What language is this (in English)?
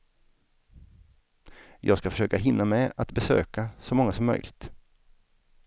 Swedish